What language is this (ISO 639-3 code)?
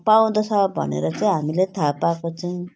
nep